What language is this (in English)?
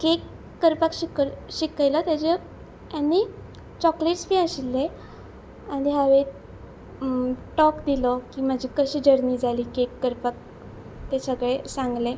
Konkani